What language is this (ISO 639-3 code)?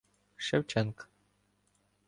ukr